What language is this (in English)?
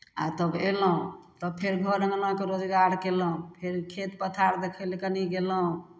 Maithili